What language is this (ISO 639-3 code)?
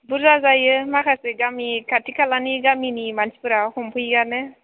brx